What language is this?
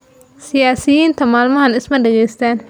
Somali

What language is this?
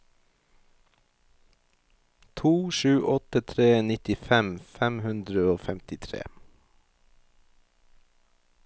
Norwegian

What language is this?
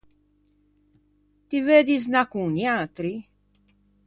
Ligurian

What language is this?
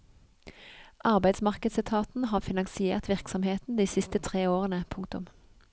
Norwegian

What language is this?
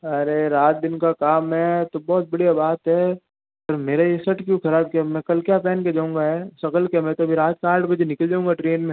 Hindi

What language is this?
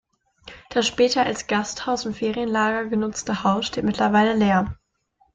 German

